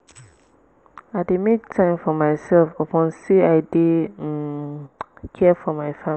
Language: Nigerian Pidgin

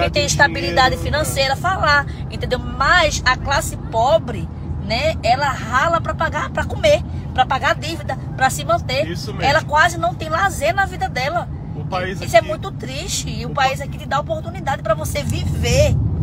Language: Portuguese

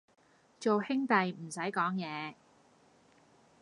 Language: Cantonese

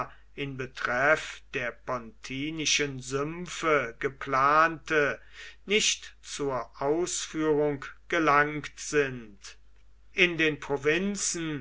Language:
German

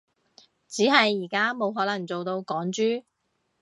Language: Cantonese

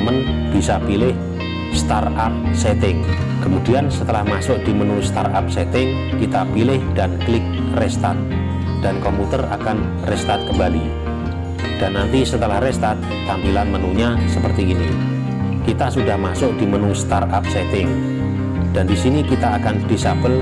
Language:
Indonesian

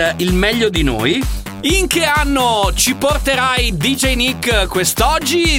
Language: Italian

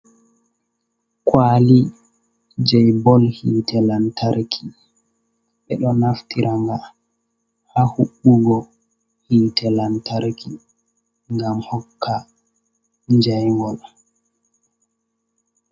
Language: Fula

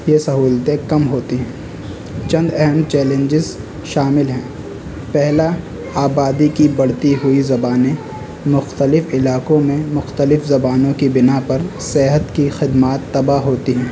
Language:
Urdu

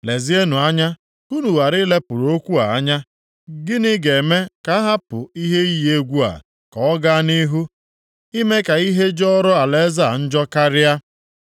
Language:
Igbo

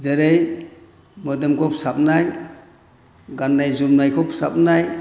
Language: Bodo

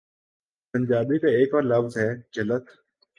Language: Urdu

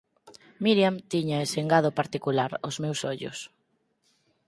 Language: Galician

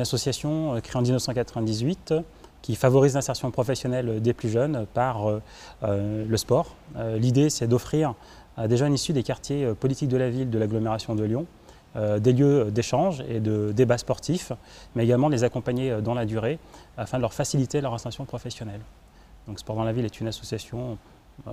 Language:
French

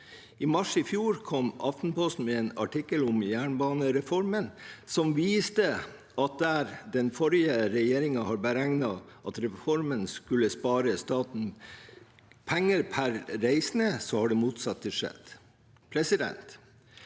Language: Norwegian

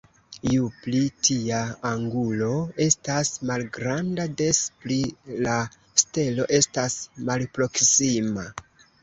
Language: Esperanto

